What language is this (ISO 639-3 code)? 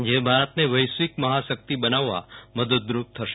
guj